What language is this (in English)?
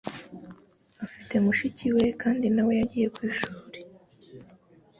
Kinyarwanda